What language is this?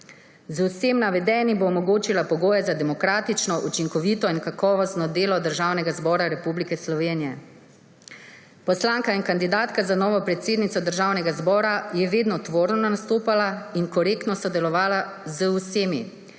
Slovenian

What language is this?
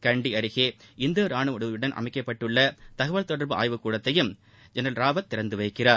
Tamil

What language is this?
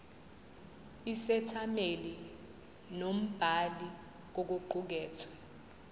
Zulu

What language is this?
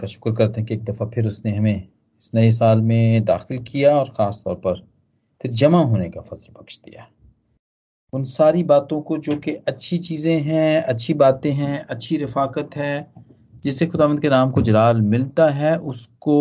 Hindi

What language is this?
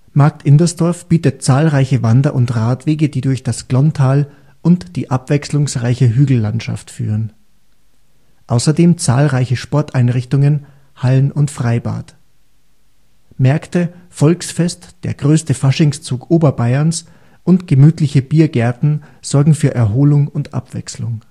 German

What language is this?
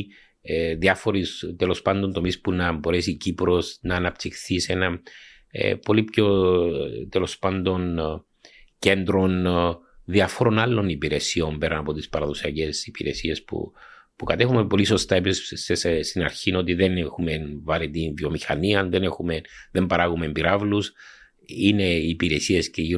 Greek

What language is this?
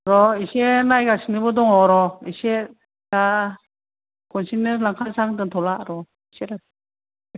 Bodo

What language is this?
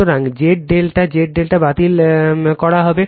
Bangla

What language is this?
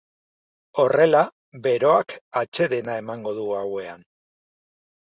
Basque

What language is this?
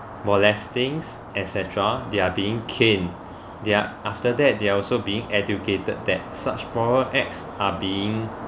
English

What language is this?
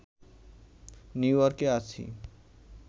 Bangla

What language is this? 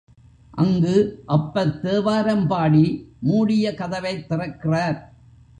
Tamil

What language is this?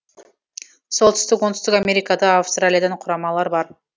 Kazakh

